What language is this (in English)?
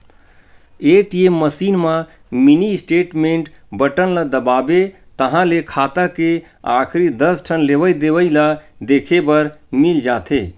Chhattisgarhi